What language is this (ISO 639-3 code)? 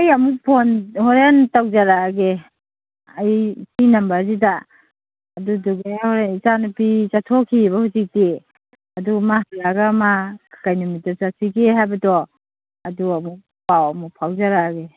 mni